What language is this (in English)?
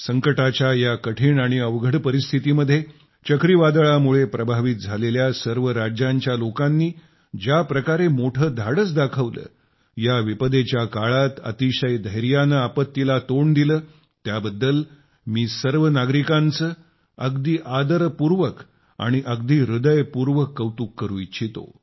Marathi